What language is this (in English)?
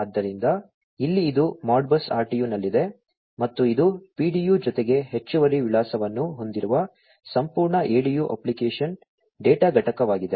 Kannada